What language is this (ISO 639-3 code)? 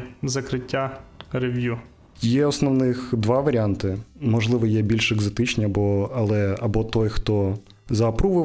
ukr